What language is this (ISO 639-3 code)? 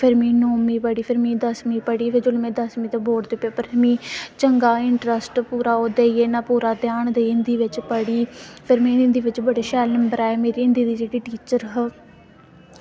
doi